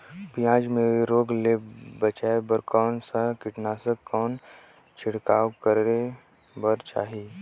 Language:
Chhattisgarhi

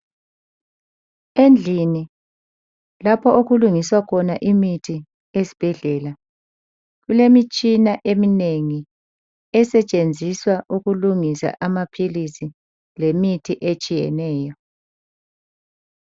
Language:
North Ndebele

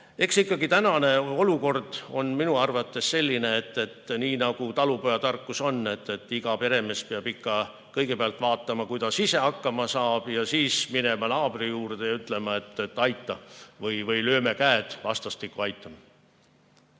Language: Estonian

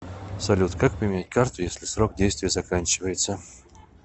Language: Russian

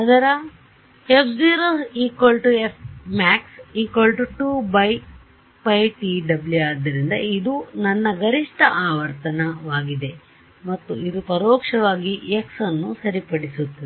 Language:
Kannada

